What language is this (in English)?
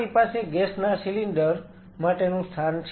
Gujarati